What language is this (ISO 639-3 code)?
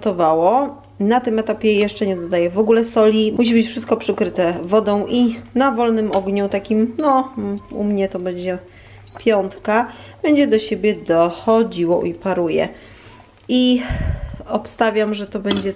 pol